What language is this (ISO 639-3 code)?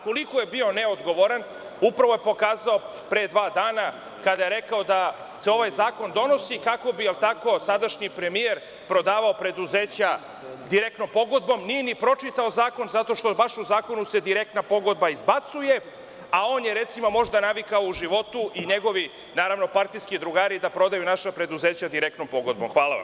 srp